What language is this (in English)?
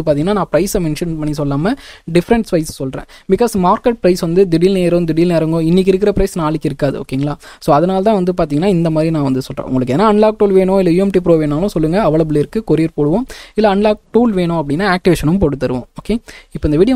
Tamil